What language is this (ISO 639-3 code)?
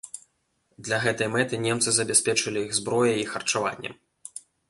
bel